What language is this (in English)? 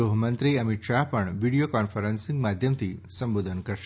Gujarati